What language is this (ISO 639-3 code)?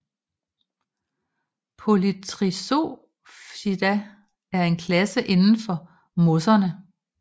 dan